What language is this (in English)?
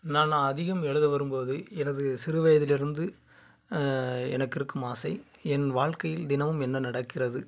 Tamil